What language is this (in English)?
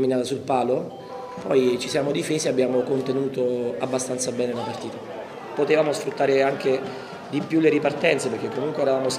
Italian